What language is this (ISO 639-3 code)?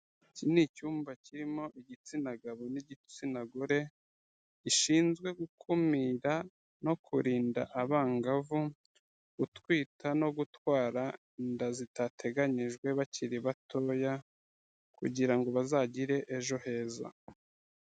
kin